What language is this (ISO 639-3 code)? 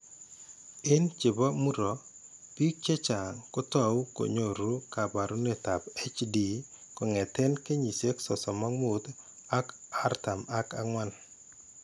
kln